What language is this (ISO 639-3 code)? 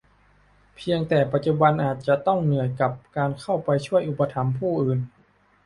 tha